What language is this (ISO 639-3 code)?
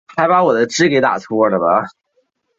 zho